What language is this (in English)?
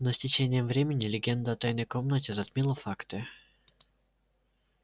Russian